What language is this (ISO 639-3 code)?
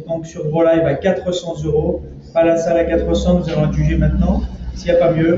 fra